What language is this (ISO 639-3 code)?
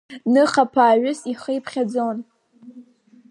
abk